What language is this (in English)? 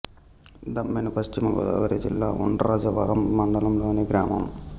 Telugu